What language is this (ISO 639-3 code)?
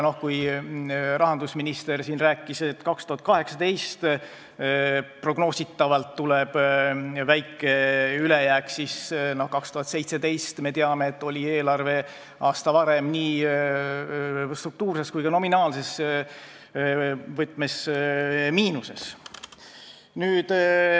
est